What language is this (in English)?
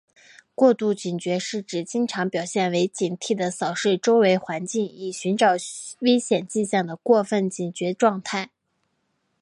Chinese